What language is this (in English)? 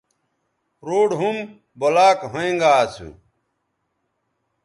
Bateri